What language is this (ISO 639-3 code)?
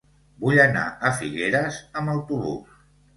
cat